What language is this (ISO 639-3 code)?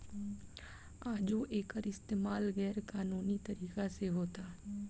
bho